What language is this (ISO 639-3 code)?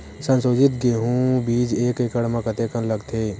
hne